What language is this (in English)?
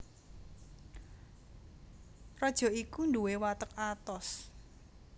Javanese